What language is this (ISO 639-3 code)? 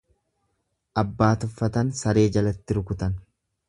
orm